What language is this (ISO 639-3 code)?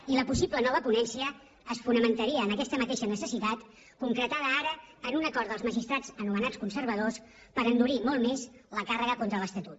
cat